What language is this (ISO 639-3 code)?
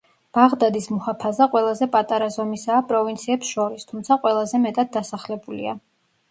kat